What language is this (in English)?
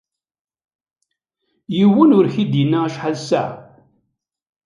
Kabyle